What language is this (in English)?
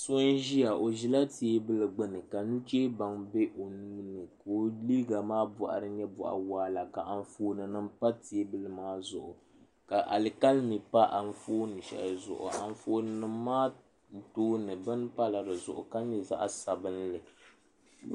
Dagbani